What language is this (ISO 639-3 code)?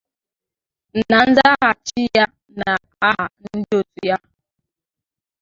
ibo